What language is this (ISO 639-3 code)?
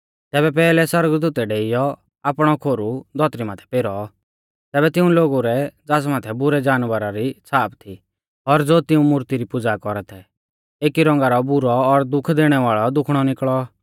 bfz